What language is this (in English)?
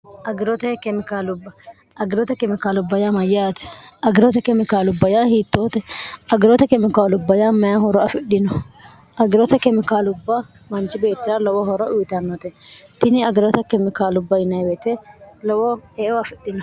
Sidamo